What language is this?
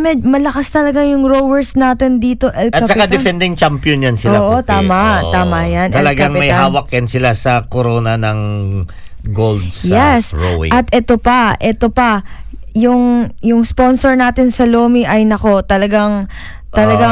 Filipino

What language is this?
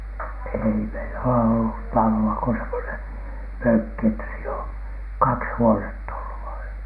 Finnish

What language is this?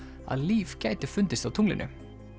Icelandic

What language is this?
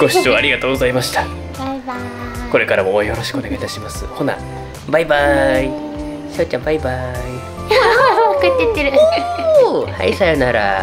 Japanese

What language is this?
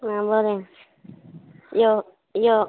Konkani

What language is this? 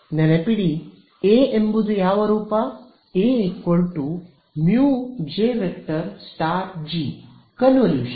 Kannada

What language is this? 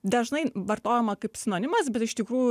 Lithuanian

